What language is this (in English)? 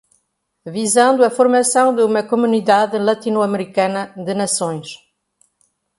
Portuguese